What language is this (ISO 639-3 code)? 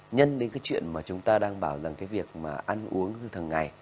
vie